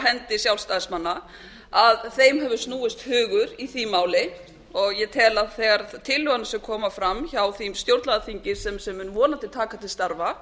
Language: Icelandic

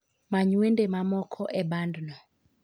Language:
Luo (Kenya and Tanzania)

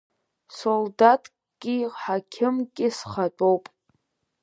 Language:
Abkhazian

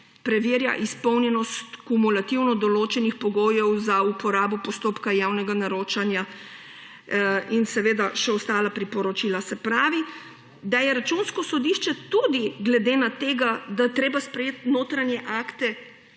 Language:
Slovenian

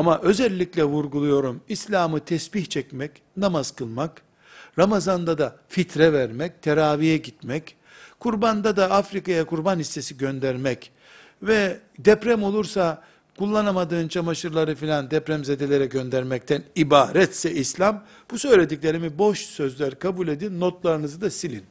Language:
Turkish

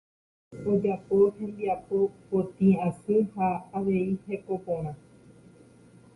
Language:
Guarani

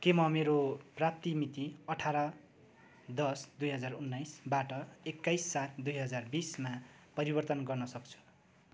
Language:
Nepali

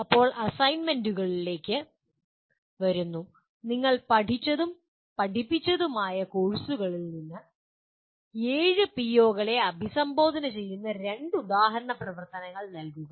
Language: Malayalam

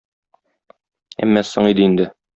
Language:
Tatar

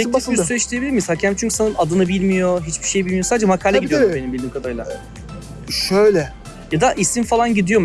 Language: Turkish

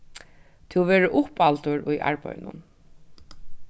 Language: Faroese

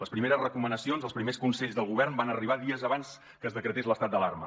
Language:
Catalan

